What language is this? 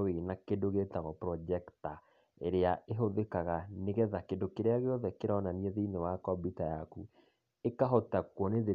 Kikuyu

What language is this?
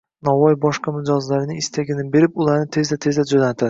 Uzbek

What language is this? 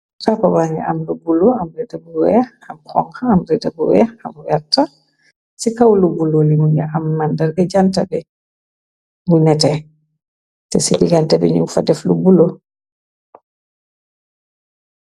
Wolof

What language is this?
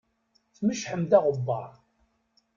Kabyle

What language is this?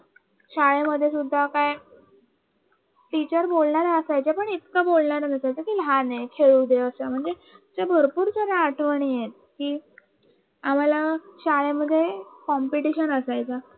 Marathi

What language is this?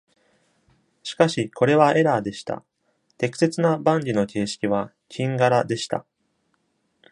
Japanese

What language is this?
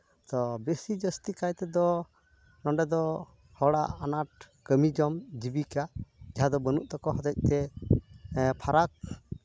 Santali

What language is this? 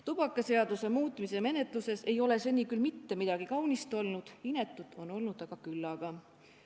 Estonian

